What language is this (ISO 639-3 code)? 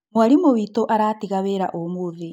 kik